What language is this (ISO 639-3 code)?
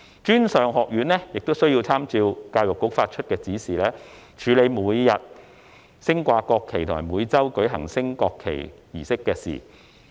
yue